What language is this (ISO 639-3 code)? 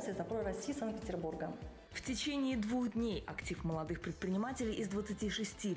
rus